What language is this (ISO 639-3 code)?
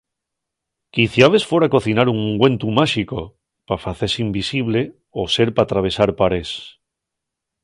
ast